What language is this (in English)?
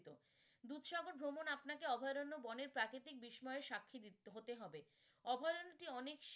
Bangla